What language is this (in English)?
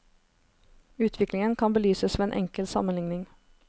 Norwegian